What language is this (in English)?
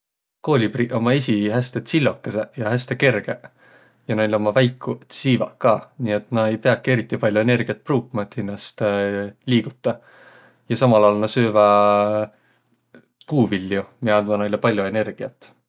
Võro